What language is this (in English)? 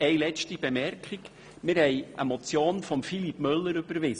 Swiss German